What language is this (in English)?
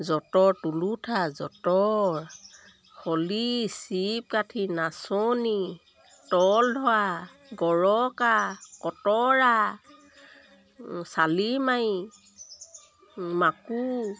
Assamese